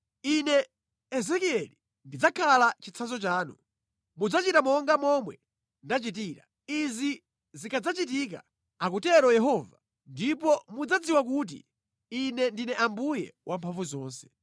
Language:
Nyanja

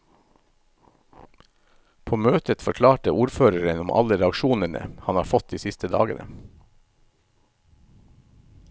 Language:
Norwegian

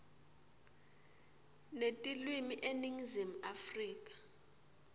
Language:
Swati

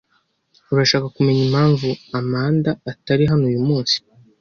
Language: Kinyarwanda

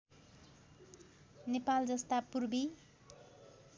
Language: Nepali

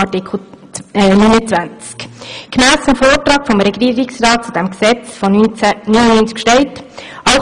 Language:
Swiss German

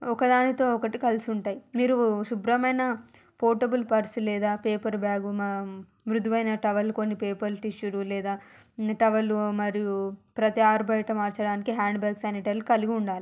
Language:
Telugu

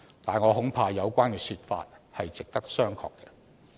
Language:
Cantonese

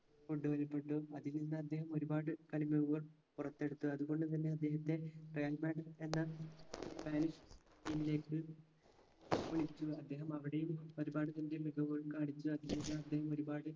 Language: Malayalam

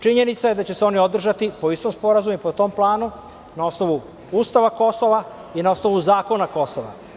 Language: Serbian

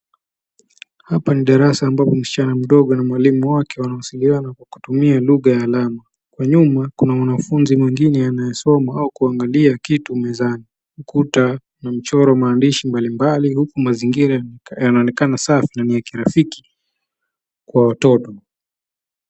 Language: Swahili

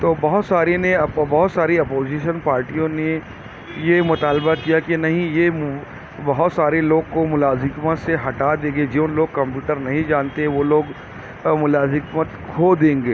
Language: Urdu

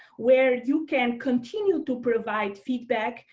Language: English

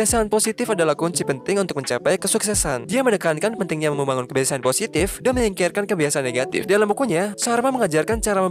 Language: Indonesian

